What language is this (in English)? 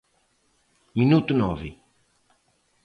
Galician